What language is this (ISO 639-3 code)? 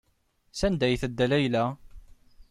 kab